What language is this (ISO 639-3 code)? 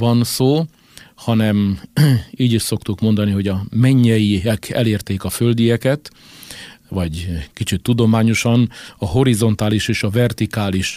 hun